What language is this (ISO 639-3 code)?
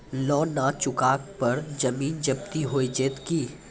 mai